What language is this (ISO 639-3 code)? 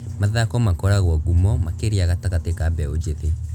kik